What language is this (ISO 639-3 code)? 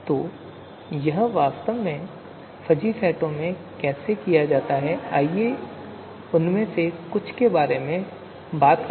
hin